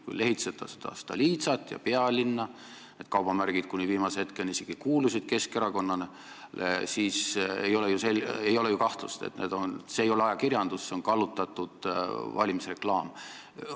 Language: Estonian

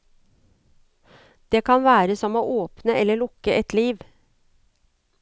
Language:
Norwegian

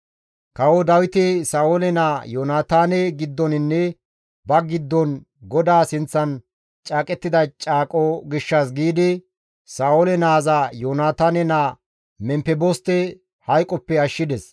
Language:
Gamo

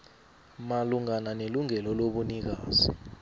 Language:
South Ndebele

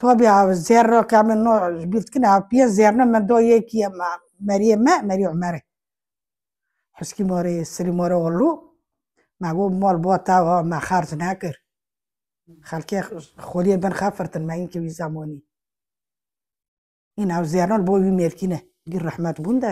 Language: Arabic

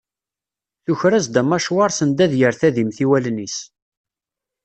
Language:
Kabyle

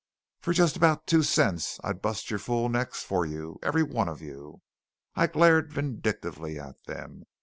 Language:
English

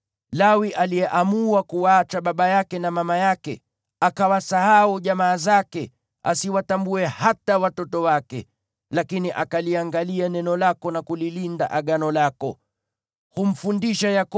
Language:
Swahili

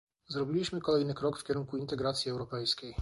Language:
Polish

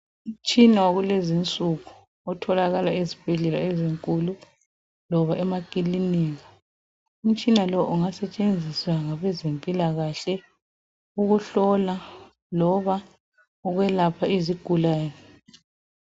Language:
North Ndebele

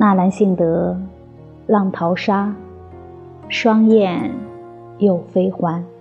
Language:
Chinese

